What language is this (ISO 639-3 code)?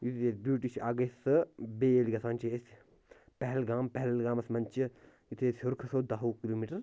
kas